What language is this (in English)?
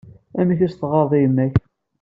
Kabyle